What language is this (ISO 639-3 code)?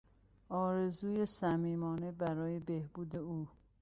fas